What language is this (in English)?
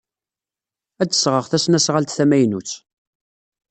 Kabyle